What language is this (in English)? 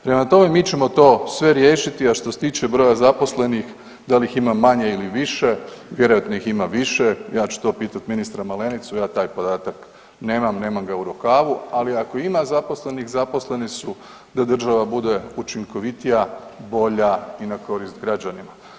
Croatian